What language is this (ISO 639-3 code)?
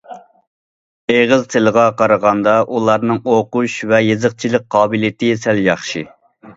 uig